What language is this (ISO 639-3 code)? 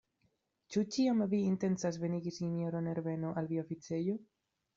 epo